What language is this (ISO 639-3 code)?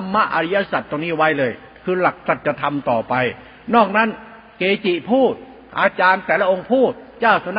tha